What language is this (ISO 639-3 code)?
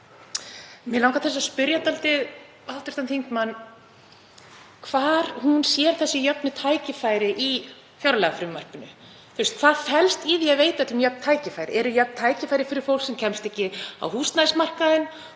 isl